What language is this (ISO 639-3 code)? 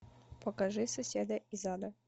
rus